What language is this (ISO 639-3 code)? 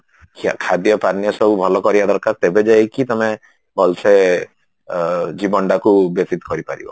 ori